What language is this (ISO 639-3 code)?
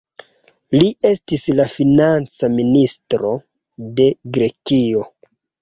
epo